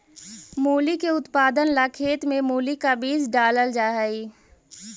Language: Magahi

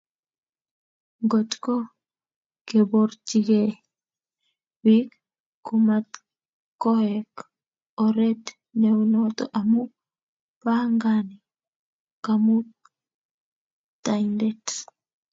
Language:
Kalenjin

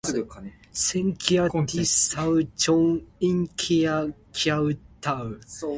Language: Min Nan Chinese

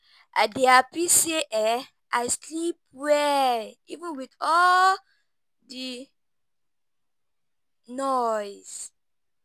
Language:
Nigerian Pidgin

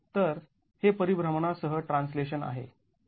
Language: Marathi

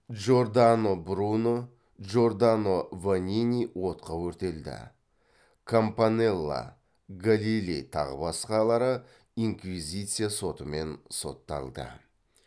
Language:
Kazakh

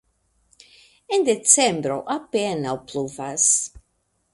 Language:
Esperanto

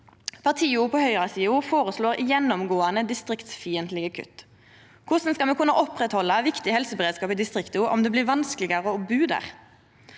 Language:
Norwegian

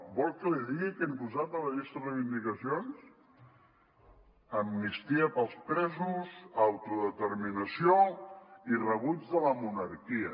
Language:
Catalan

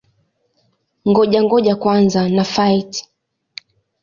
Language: Swahili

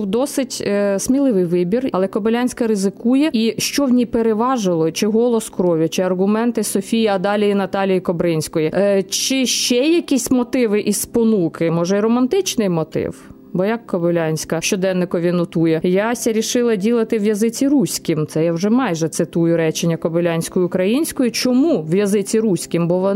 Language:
Ukrainian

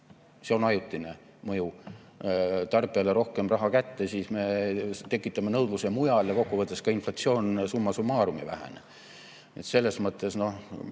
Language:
Estonian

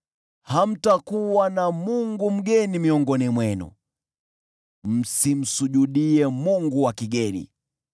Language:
Swahili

